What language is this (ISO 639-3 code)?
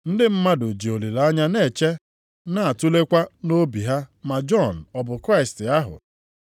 ibo